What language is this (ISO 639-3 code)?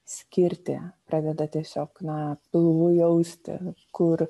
lit